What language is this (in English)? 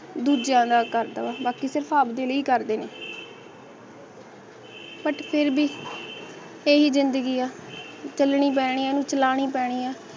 Punjabi